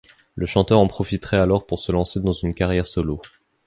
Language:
French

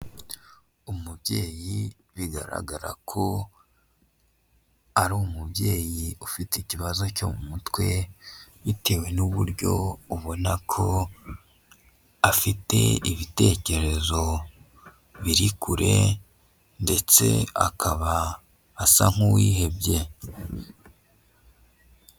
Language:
Kinyarwanda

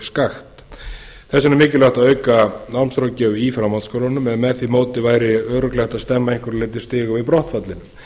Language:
Icelandic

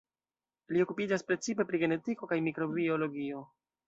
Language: Esperanto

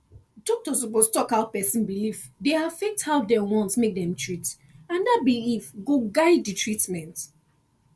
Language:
Nigerian Pidgin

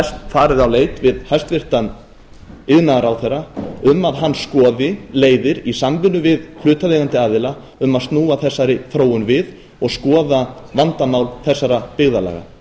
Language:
Icelandic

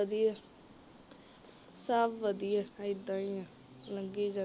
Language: Punjabi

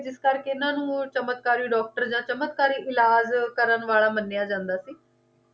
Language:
Punjabi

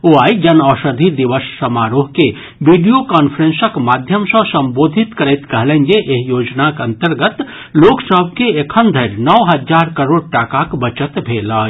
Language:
Maithili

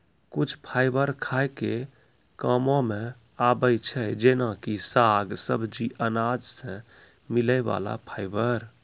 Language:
Maithili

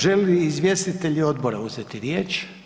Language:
Croatian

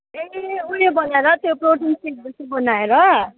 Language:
Nepali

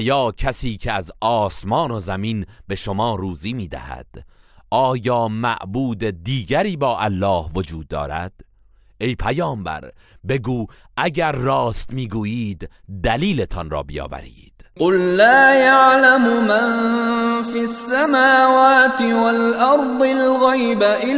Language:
Persian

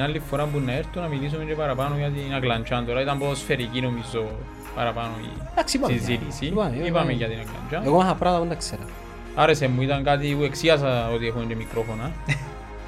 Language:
Greek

